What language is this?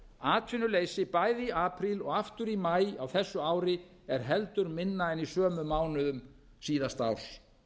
Icelandic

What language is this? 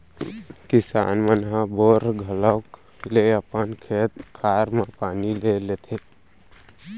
Chhattisgarhi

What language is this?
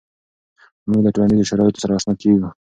Pashto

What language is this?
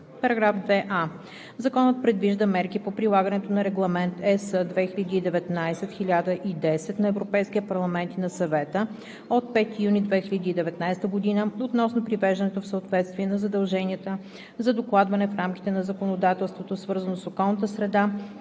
Bulgarian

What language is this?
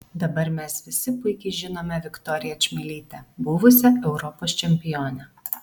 Lithuanian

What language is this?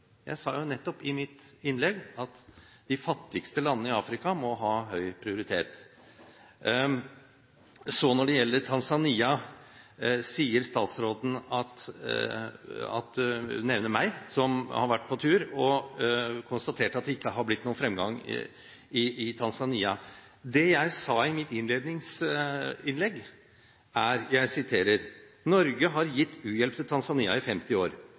Norwegian Bokmål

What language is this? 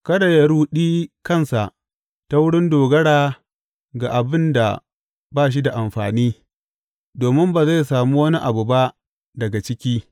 Hausa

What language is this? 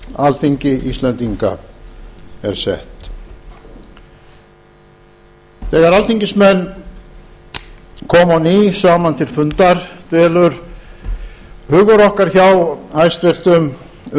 Icelandic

